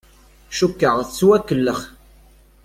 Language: Kabyle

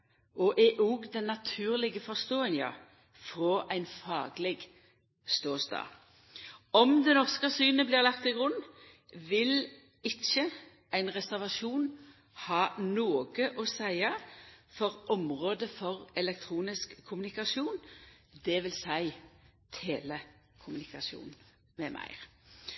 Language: Norwegian Nynorsk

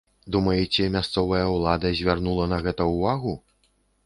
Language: Belarusian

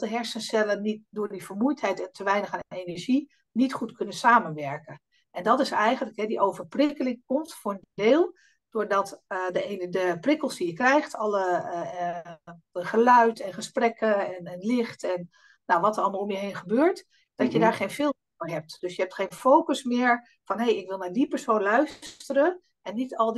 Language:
Dutch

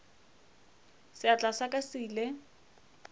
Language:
Northern Sotho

